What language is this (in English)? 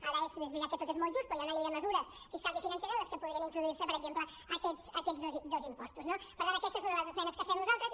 Catalan